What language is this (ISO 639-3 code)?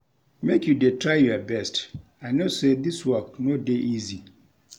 pcm